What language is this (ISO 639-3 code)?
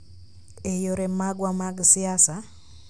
luo